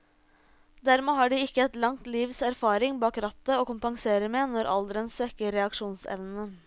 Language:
Norwegian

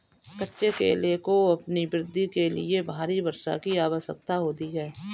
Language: Hindi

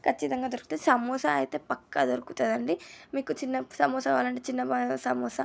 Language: Telugu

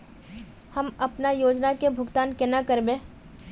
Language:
Magahi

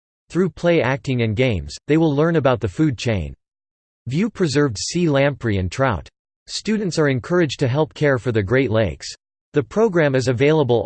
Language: English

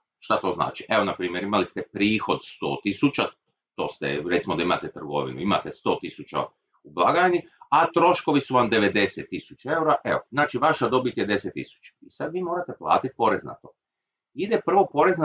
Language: Croatian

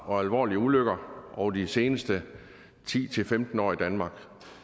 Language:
Danish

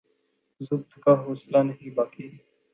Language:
Urdu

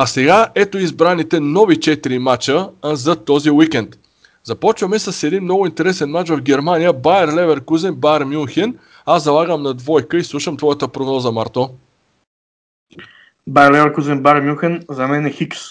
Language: Bulgarian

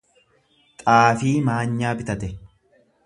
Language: Oromo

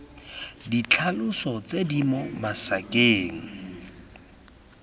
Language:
Tswana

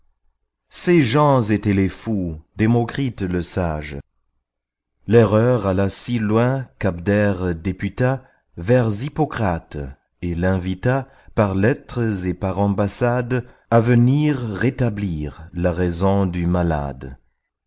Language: French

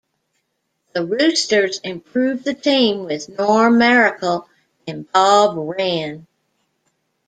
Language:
English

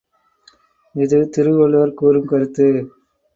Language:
Tamil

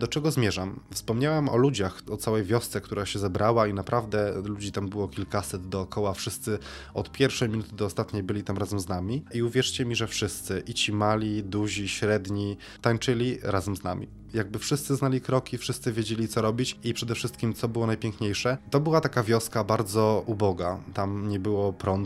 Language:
Polish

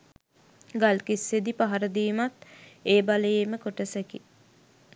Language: Sinhala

